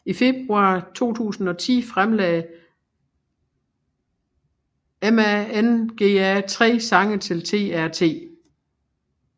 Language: Danish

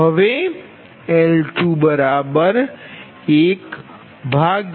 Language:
Gujarati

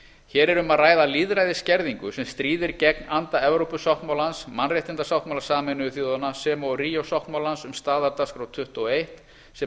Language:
Icelandic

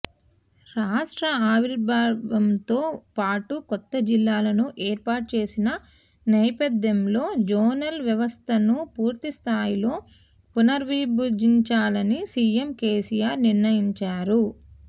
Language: Telugu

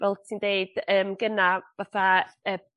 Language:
Welsh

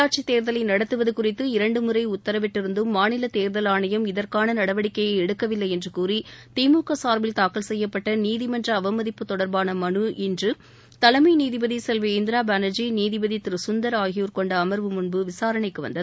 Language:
Tamil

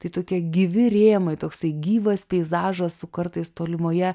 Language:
Lithuanian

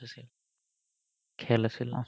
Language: Assamese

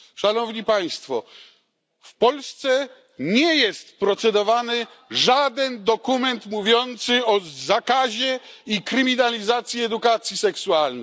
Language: Polish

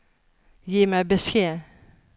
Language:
Norwegian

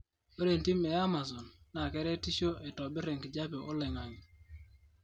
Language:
Masai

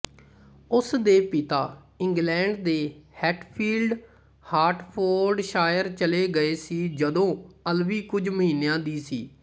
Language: Punjabi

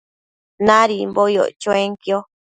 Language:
Matsés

